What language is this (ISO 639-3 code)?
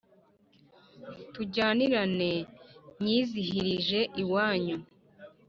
kin